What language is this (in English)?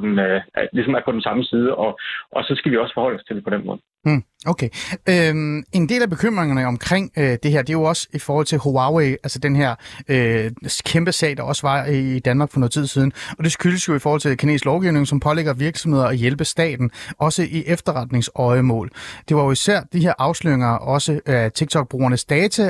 Danish